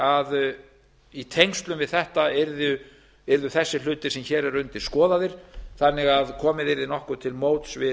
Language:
Icelandic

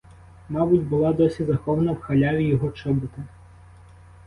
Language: Ukrainian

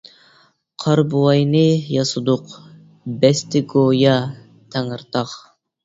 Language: Uyghur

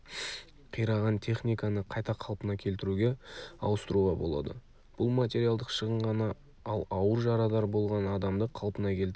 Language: Kazakh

